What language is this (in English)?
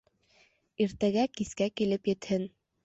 Bashkir